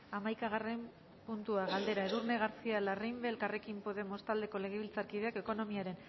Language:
Basque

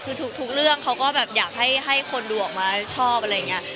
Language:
Thai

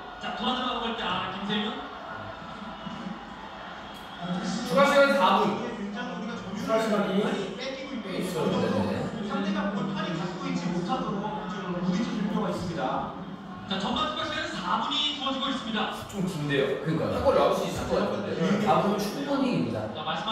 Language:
Korean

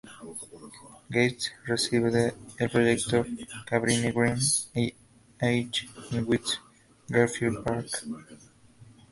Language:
Spanish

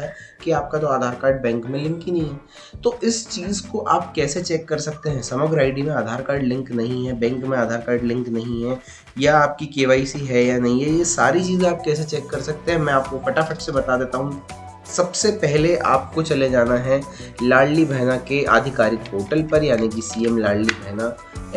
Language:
Hindi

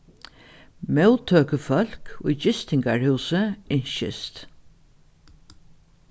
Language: Faroese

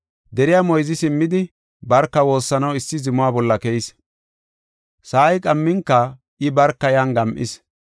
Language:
Gofa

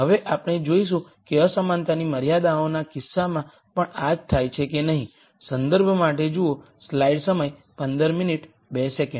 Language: Gujarati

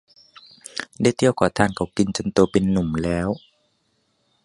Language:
Thai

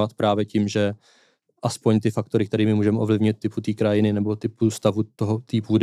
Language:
Czech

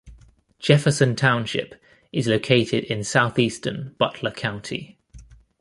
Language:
English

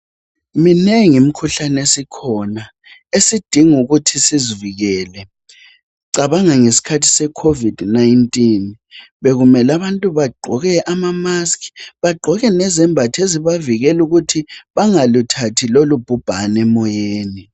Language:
North Ndebele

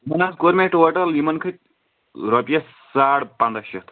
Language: Kashmiri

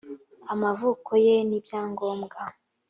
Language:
Kinyarwanda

